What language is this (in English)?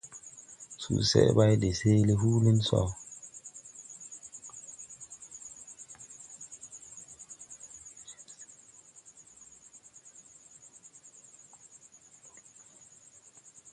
Tupuri